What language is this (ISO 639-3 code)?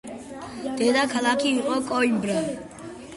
kat